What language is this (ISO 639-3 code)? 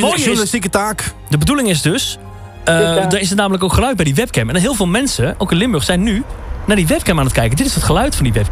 nld